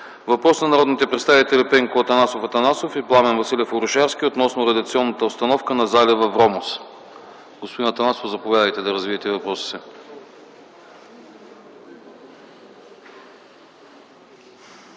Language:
Bulgarian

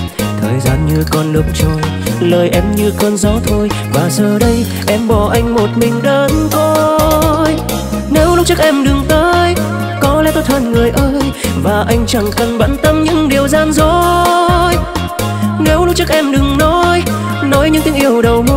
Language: Vietnamese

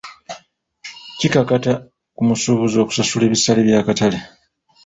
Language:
Ganda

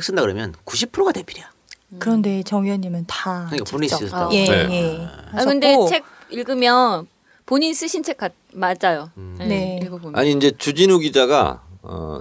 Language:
Korean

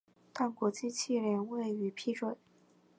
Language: Chinese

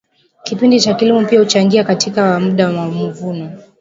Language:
Swahili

